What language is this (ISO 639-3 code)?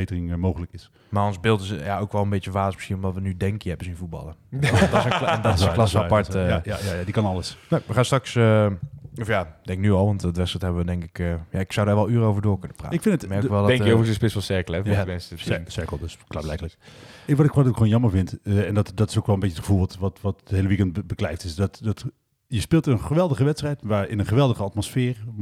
nld